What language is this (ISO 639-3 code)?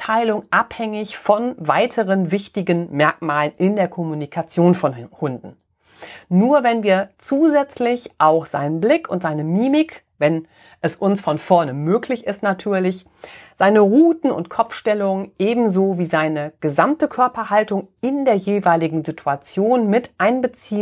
deu